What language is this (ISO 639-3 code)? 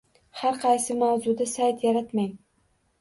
uzb